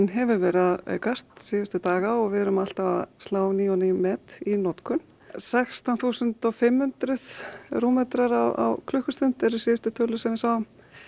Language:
Icelandic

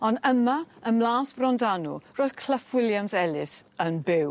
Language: Welsh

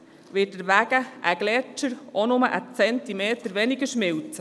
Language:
Swiss German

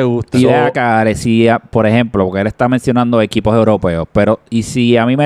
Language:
Spanish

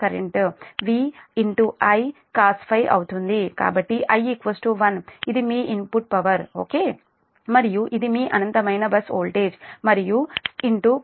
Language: Telugu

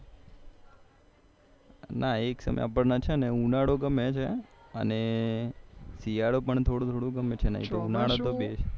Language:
Gujarati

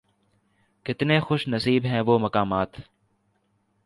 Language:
Urdu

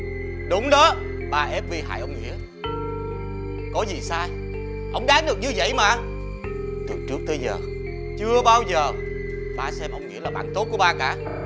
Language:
Vietnamese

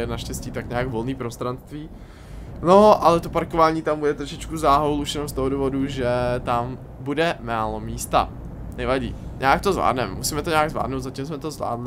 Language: Czech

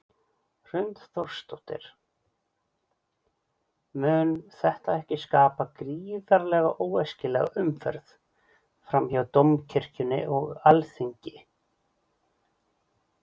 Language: Icelandic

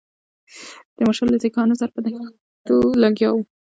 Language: Pashto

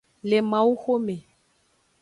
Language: Aja (Benin)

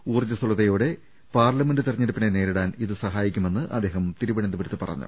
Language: Malayalam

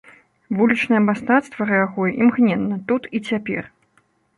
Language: Belarusian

